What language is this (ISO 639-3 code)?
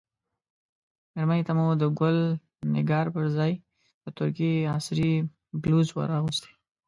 pus